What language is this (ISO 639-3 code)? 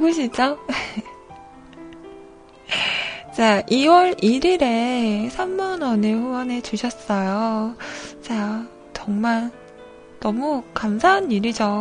kor